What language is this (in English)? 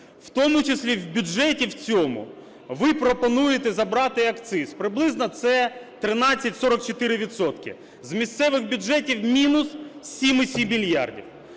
Ukrainian